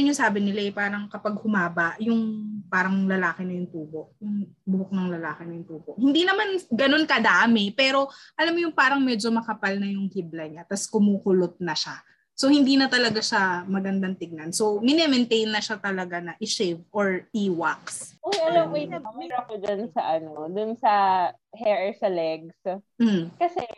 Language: Filipino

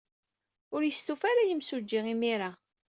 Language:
Kabyle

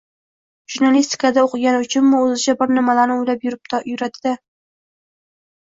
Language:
Uzbek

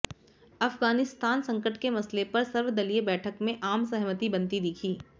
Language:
Hindi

